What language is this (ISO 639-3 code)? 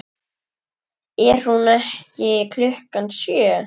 isl